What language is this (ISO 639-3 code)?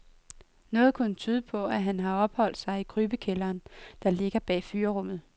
dan